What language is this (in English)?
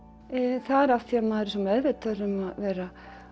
Icelandic